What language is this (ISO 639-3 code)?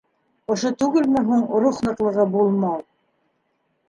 bak